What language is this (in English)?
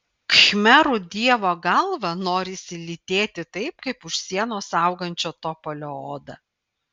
Lithuanian